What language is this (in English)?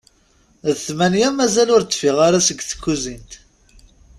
Kabyle